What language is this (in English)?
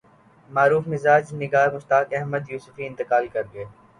Urdu